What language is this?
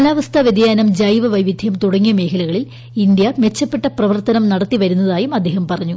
Malayalam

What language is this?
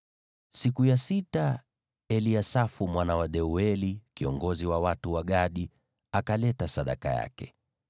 Swahili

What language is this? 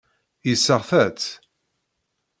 Kabyle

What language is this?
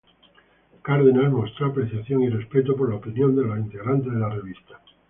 Spanish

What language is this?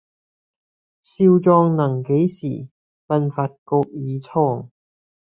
Cantonese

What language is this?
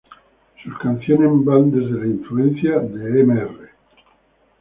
Spanish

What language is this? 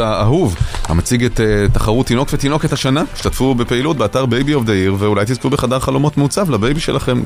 Hebrew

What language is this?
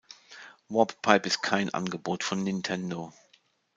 German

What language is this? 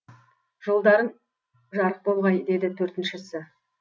Kazakh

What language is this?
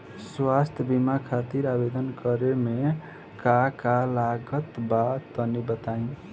Bhojpuri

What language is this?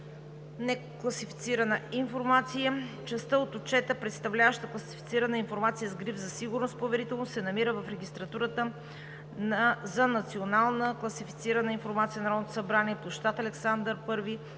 Bulgarian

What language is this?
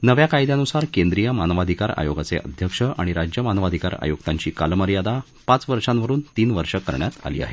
Marathi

